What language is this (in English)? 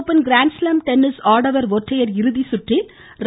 Tamil